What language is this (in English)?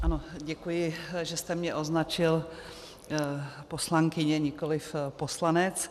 Czech